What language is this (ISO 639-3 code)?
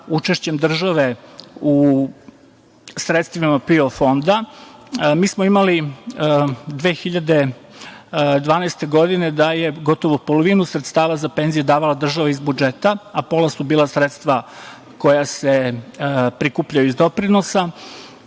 srp